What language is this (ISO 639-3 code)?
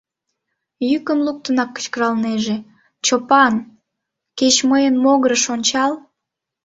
chm